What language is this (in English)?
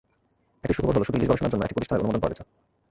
Bangla